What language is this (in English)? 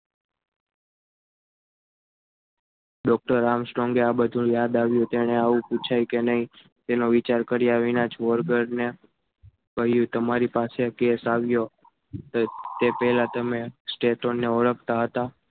Gujarati